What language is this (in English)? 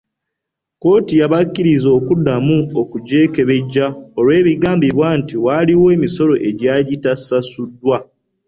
Ganda